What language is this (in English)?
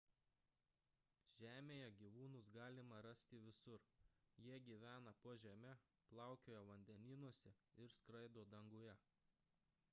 Lithuanian